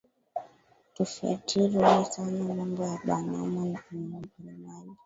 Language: Swahili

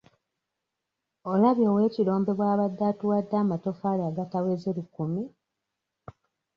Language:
Ganda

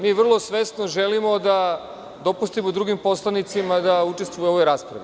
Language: Serbian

